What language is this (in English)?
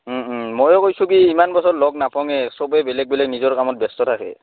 Assamese